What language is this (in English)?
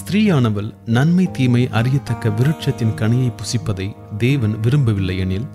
Tamil